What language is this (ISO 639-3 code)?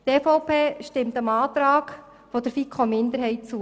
gsw